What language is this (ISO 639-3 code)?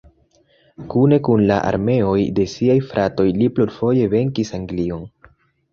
epo